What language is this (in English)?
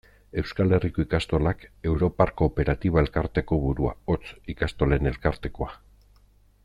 Basque